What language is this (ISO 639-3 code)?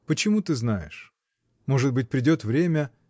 rus